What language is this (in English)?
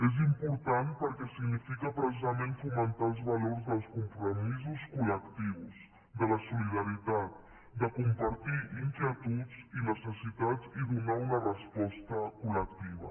Catalan